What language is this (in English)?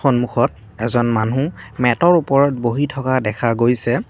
Assamese